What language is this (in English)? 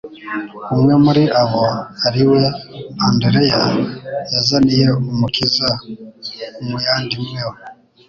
Kinyarwanda